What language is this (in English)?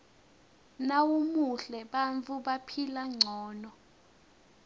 Swati